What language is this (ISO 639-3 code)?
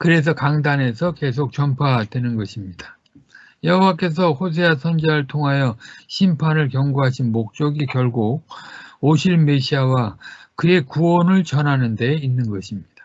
kor